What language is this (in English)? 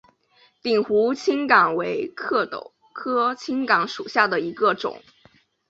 Chinese